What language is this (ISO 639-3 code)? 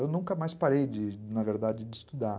por